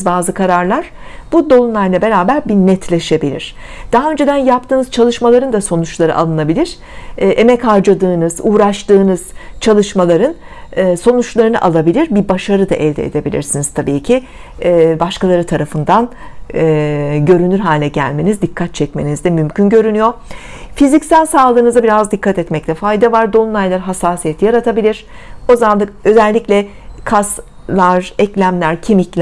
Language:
Turkish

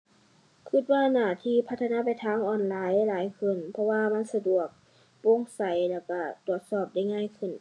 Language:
Thai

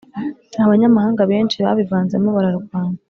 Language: Kinyarwanda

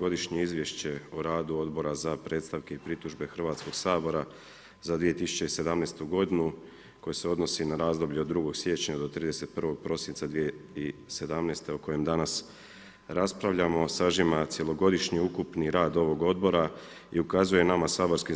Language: Croatian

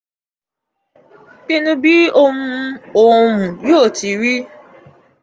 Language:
Yoruba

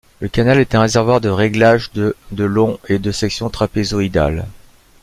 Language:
French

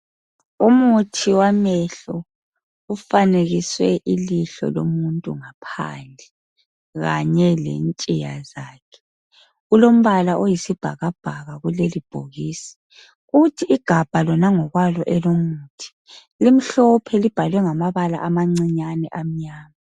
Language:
North Ndebele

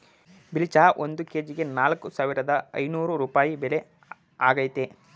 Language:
Kannada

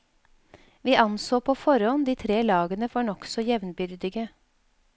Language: Norwegian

